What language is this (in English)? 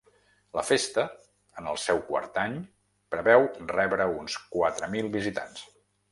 Catalan